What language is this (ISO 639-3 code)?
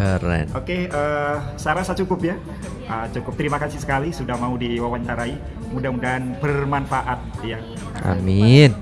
ind